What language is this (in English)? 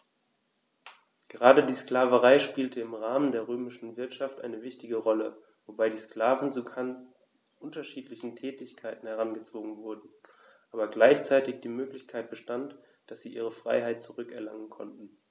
German